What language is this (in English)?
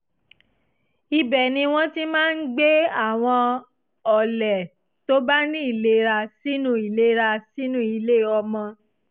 Yoruba